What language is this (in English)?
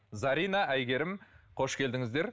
Kazakh